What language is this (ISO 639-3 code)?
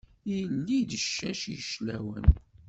kab